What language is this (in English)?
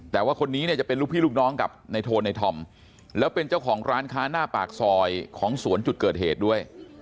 Thai